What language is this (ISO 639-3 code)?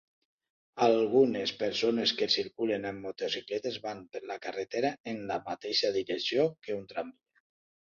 cat